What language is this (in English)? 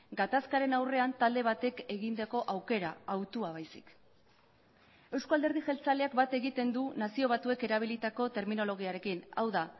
Basque